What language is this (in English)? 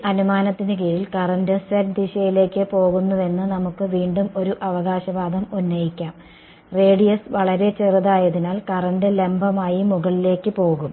Malayalam